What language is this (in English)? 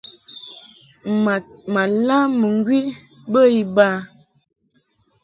Mungaka